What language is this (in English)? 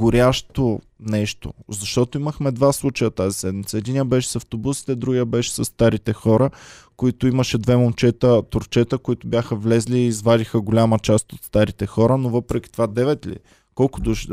Bulgarian